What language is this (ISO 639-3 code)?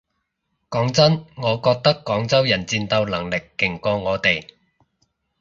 yue